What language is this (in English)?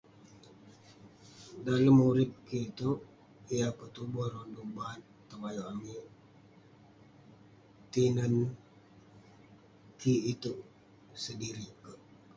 Western Penan